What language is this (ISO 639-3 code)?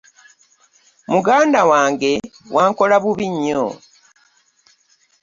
lug